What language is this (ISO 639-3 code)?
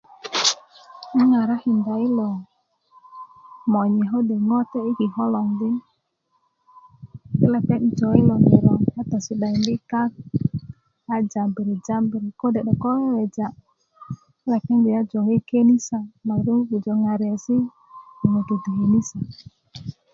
ukv